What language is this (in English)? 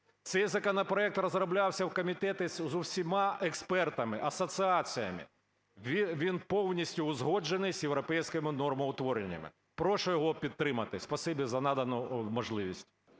Ukrainian